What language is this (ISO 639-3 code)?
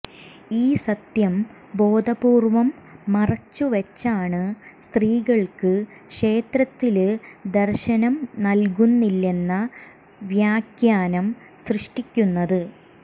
mal